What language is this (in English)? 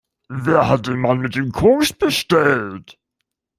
German